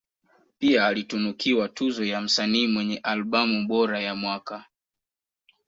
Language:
Swahili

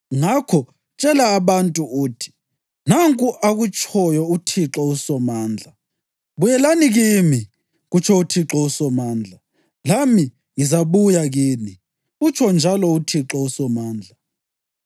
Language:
North Ndebele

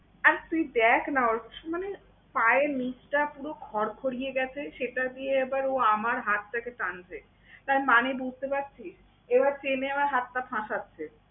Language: Bangla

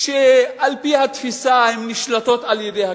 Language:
Hebrew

